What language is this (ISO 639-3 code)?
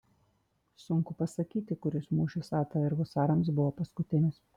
lit